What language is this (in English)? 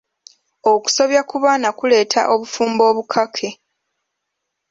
Ganda